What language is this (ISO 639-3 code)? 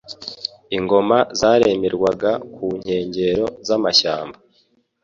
kin